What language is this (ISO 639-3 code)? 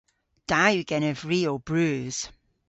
cor